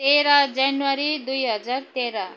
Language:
Nepali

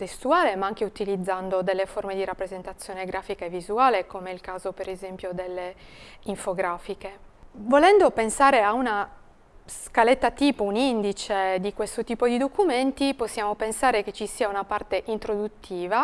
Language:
Italian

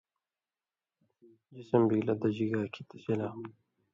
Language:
Indus Kohistani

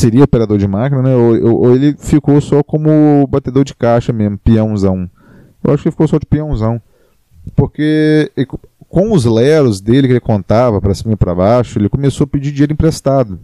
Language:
Portuguese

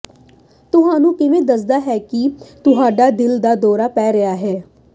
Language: Punjabi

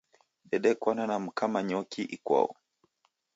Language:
Taita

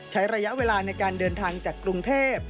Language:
Thai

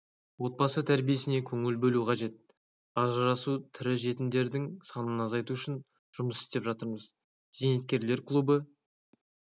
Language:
Kazakh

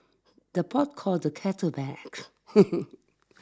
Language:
English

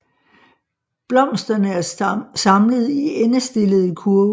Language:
Danish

